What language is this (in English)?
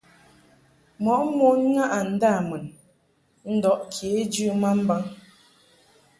Mungaka